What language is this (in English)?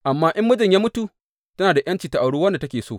Hausa